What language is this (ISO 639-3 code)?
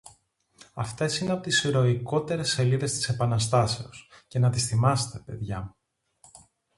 ell